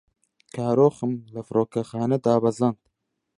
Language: Central Kurdish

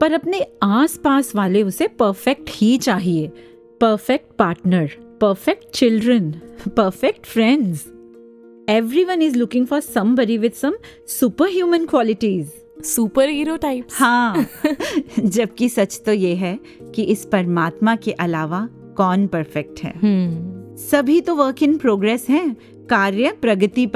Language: Hindi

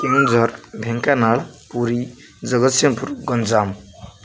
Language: Odia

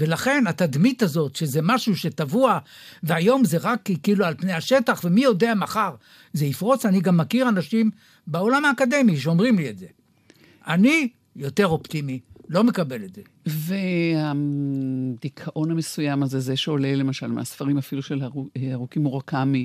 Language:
Hebrew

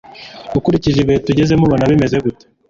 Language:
Kinyarwanda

